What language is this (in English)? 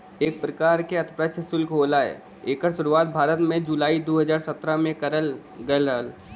Bhojpuri